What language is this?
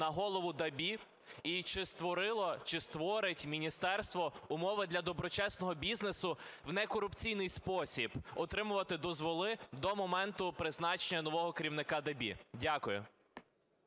Ukrainian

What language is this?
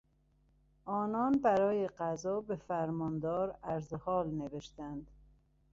Persian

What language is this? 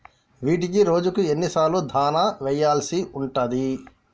Telugu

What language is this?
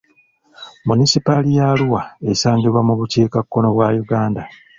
Ganda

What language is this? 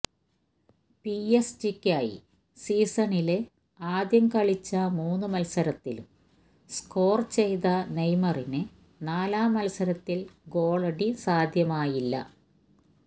Malayalam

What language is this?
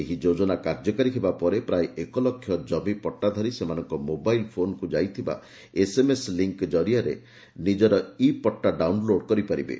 Odia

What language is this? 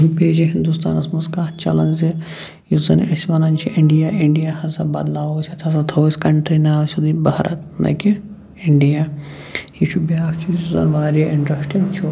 Kashmiri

